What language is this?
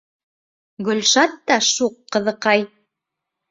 Bashkir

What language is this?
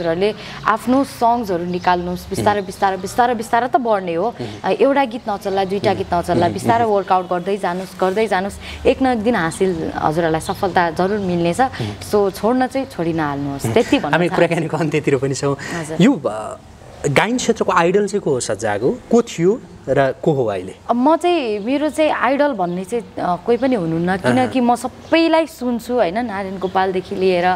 Thai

